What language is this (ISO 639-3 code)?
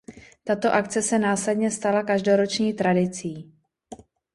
ces